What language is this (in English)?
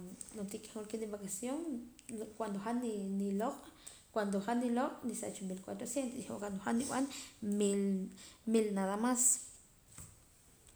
Poqomam